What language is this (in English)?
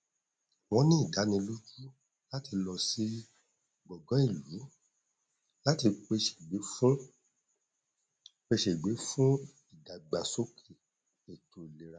Yoruba